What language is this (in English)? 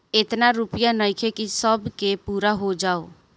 Bhojpuri